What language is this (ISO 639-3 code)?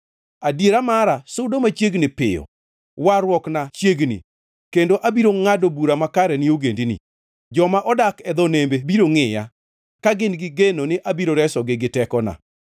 luo